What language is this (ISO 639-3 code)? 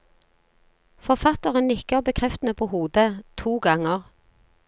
nor